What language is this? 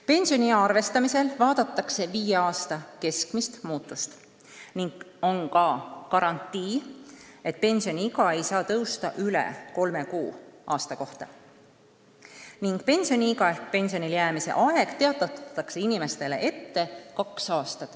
Estonian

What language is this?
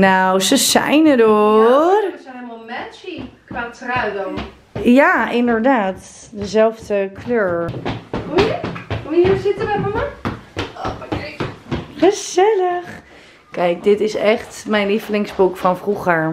Dutch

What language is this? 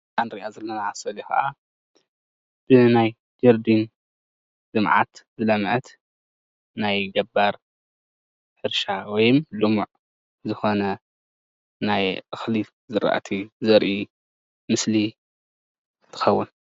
Tigrinya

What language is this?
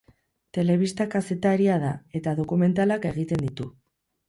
Basque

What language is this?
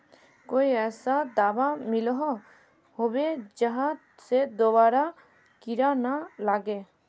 Magahi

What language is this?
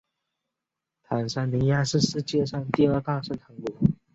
Chinese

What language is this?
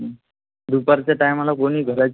Marathi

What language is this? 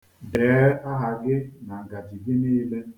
Igbo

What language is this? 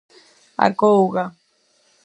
Galician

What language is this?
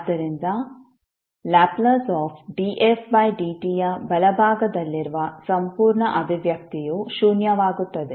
Kannada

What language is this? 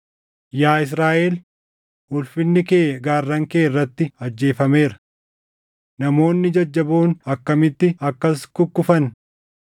Oromo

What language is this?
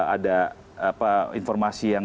Indonesian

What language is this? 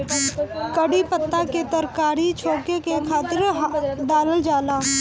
Bhojpuri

